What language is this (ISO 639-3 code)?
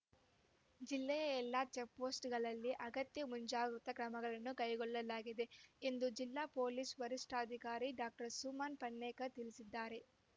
kan